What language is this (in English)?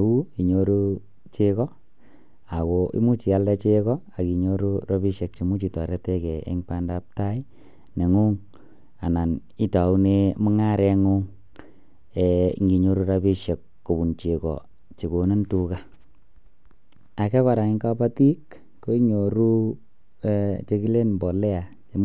Kalenjin